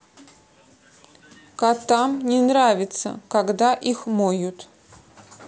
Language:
Russian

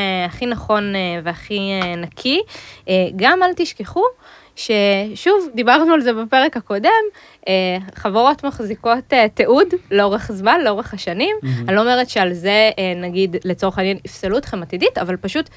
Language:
Hebrew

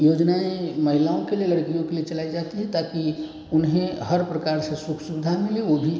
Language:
Hindi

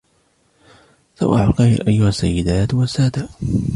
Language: Arabic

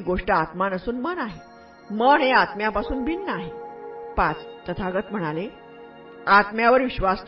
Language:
Marathi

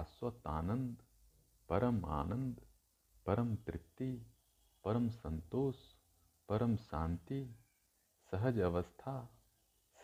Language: Hindi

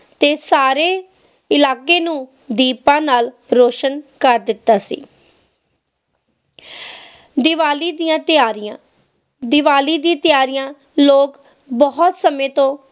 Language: Punjabi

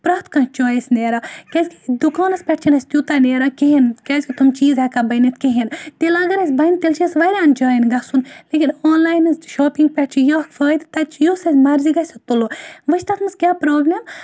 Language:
Kashmiri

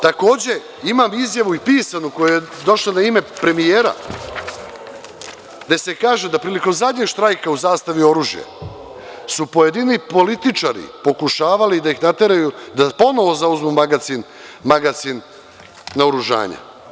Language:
Serbian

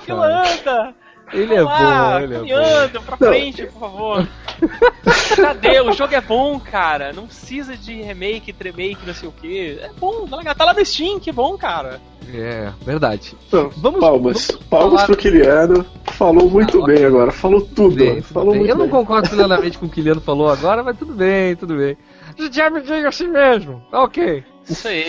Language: Portuguese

